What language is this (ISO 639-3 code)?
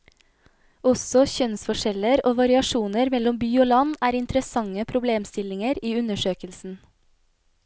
nor